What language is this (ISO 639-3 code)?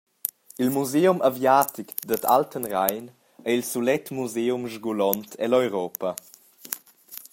roh